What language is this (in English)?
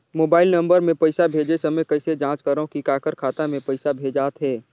Chhattisgarhi